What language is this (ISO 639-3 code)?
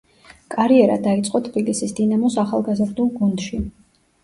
kat